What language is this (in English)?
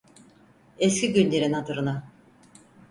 Turkish